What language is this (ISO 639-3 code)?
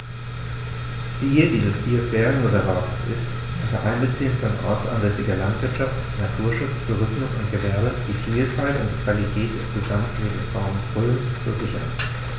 deu